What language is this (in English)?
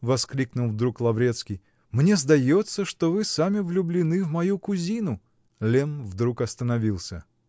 Russian